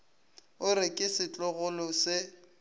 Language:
Northern Sotho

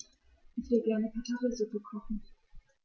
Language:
German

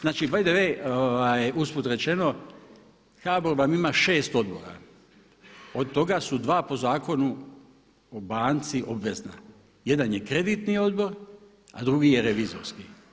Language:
Croatian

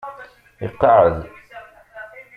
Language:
Kabyle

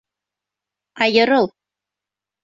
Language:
Bashkir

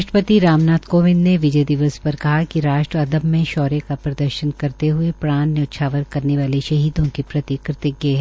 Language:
Hindi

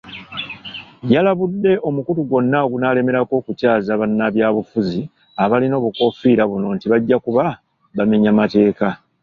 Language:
Ganda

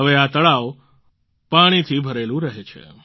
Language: Gujarati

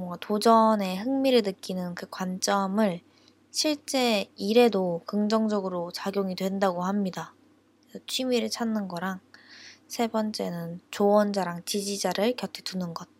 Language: Korean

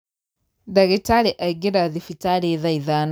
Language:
Kikuyu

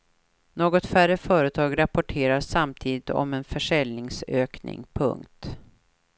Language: Swedish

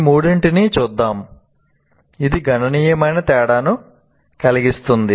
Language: Telugu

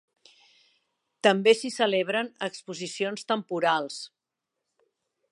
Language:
Catalan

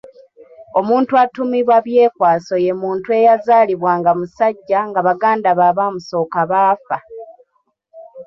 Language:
Ganda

